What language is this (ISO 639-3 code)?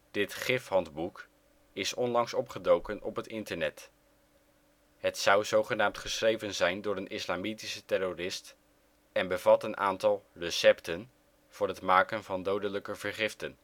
nld